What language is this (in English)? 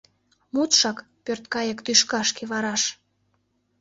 Mari